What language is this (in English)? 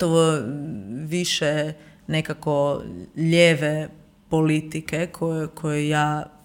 Croatian